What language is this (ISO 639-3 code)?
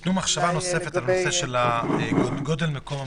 heb